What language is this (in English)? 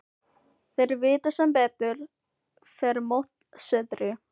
Icelandic